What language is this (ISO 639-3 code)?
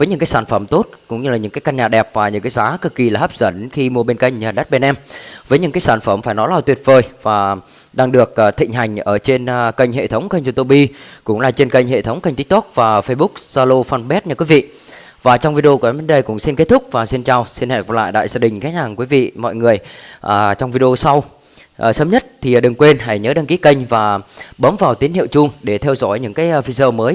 vie